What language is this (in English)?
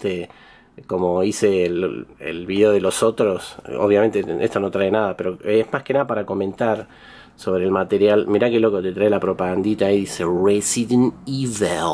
Spanish